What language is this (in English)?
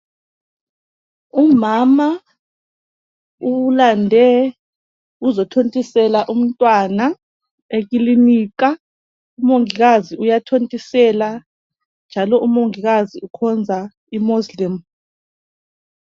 North Ndebele